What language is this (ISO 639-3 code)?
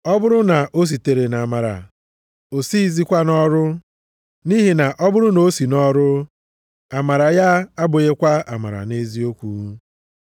ibo